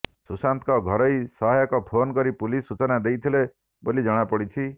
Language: Odia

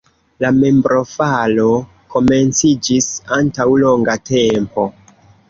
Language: Esperanto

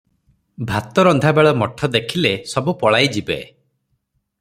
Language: Odia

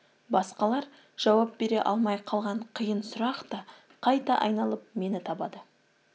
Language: Kazakh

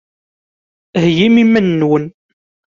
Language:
Kabyle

